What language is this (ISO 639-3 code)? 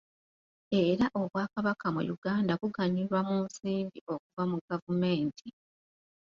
lug